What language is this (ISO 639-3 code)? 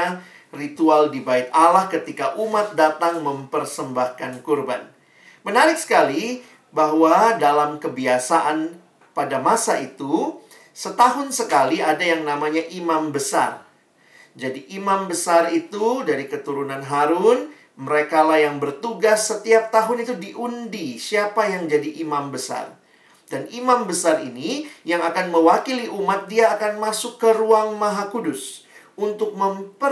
ind